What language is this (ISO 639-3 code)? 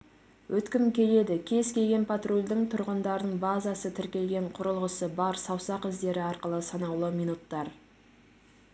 kaz